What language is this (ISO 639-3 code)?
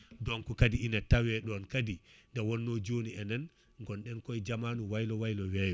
ful